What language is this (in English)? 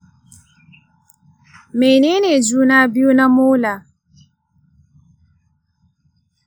Hausa